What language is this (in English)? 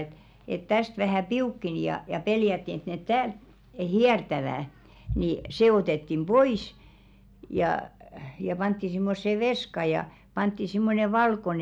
Finnish